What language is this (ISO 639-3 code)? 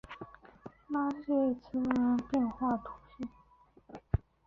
zho